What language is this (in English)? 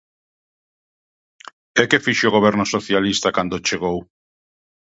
Galician